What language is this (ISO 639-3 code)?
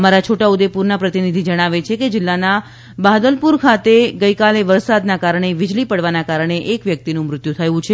guj